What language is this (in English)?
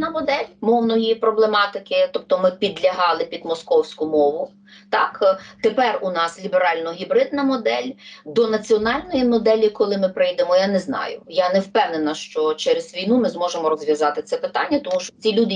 Ukrainian